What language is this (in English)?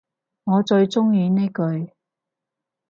Cantonese